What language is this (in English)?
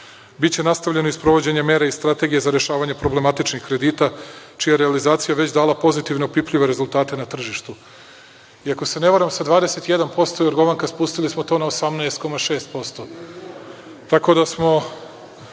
Serbian